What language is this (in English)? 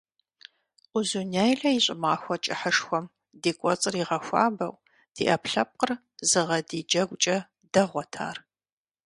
Kabardian